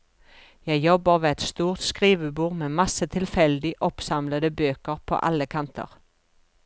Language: Norwegian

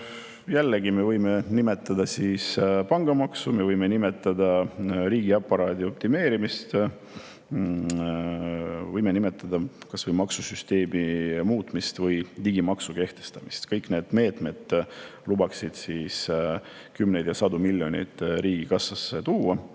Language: Estonian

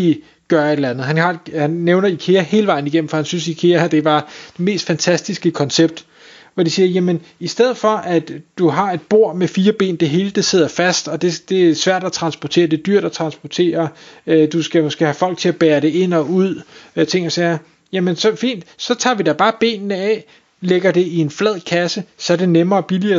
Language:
Danish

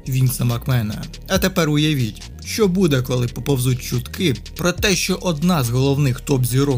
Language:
Ukrainian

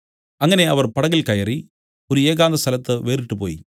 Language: Malayalam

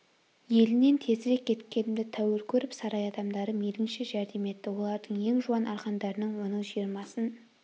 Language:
Kazakh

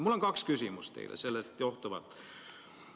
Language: Estonian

